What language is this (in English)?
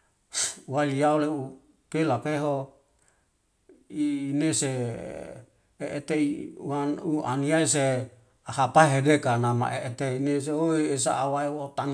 Wemale